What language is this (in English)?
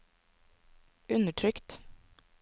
Norwegian